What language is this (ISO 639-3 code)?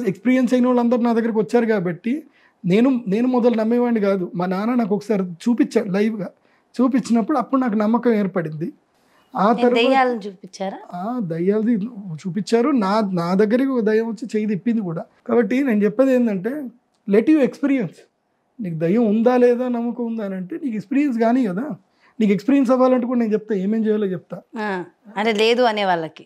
tel